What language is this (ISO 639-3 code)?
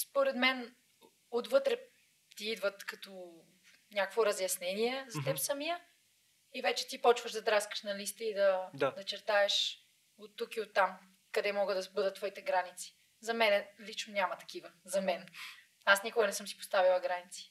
bul